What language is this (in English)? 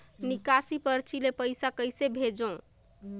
Chhattisgarhi